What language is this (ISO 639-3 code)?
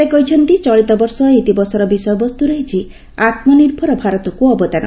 ori